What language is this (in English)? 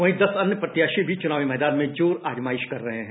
Hindi